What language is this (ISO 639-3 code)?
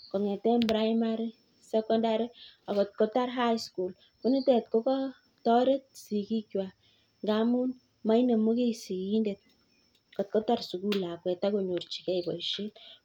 kln